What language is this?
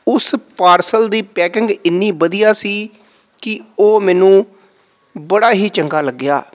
Punjabi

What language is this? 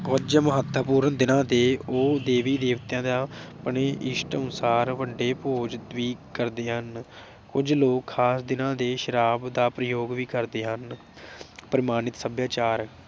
Punjabi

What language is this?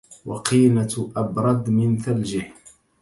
Arabic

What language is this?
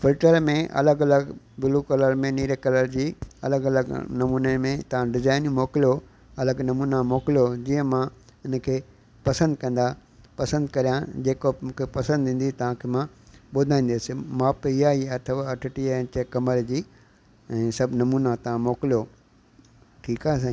Sindhi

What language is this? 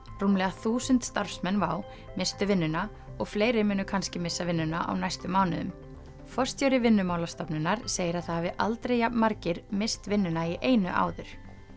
Icelandic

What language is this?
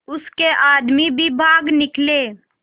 Hindi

